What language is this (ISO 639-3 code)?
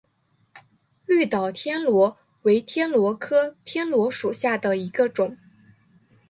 zho